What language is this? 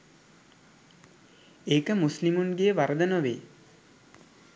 Sinhala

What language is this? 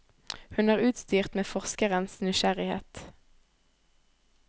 Norwegian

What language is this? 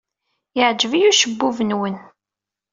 Kabyle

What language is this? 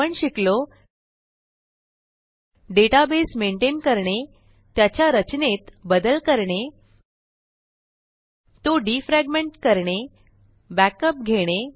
Marathi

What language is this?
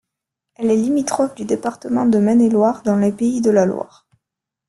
French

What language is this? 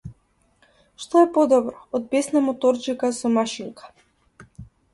Macedonian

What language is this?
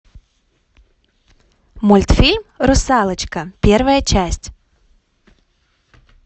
Russian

